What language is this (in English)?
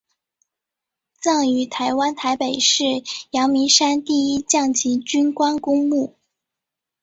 Chinese